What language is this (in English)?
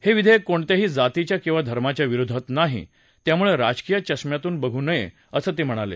Marathi